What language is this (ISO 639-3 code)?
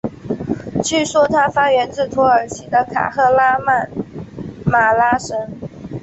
zho